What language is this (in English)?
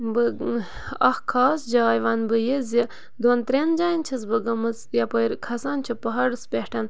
Kashmiri